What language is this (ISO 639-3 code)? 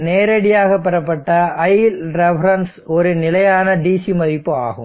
tam